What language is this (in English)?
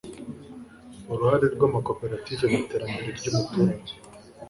Kinyarwanda